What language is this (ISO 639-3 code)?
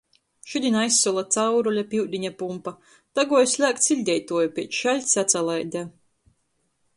ltg